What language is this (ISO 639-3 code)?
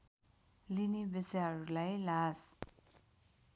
nep